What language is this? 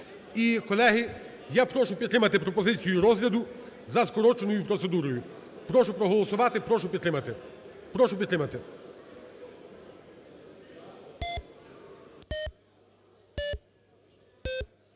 Ukrainian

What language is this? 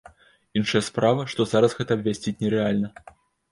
Belarusian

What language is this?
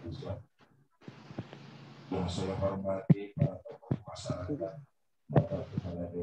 Indonesian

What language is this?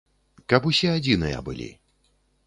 Belarusian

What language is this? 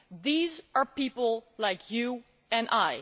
English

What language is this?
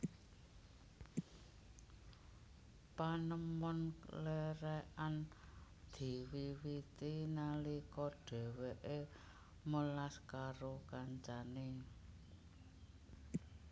Javanese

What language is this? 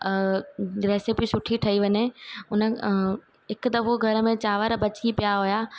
Sindhi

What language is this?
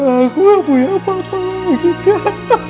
Indonesian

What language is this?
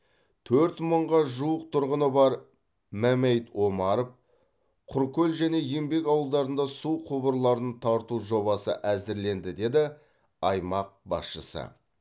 Kazakh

